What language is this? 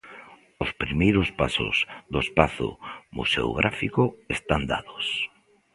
Galician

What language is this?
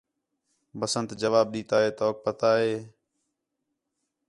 Khetrani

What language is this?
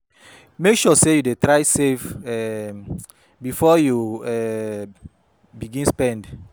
Nigerian Pidgin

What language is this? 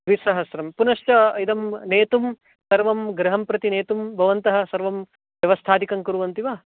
Sanskrit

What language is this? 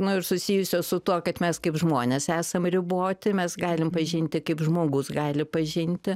Lithuanian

